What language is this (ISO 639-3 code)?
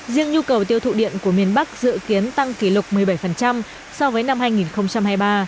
vie